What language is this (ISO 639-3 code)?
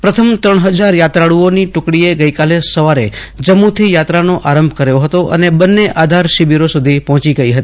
guj